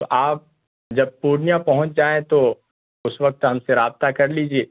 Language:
Urdu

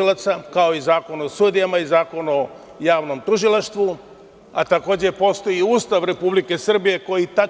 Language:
Serbian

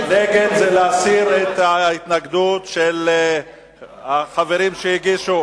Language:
Hebrew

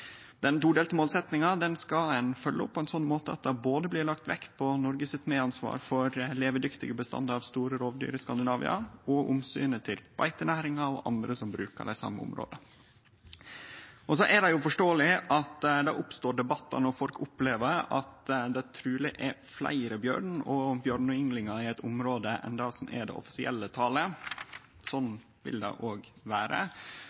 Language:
Norwegian Nynorsk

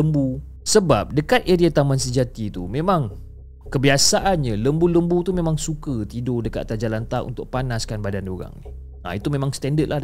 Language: Malay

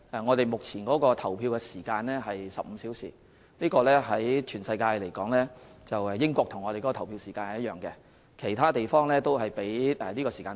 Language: Cantonese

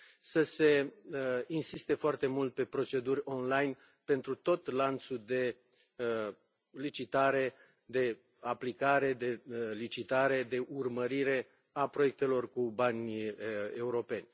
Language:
Romanian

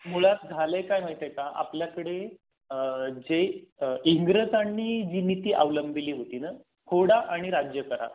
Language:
Marathi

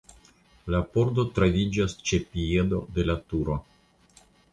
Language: Esperanto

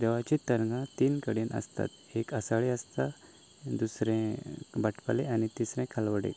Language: Konkani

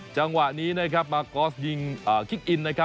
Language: Thai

